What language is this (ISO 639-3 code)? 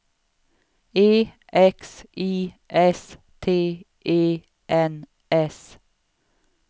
swe